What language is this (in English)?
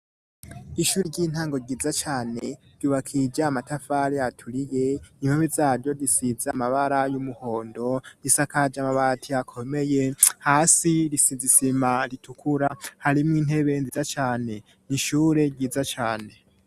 Rundi